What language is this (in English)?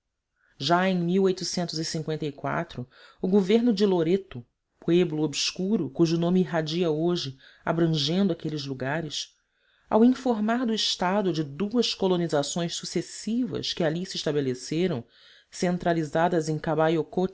Portuguese